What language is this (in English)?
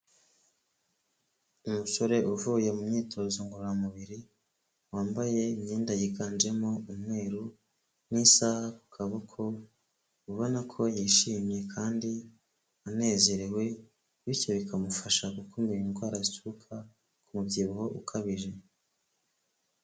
Kinyarwanda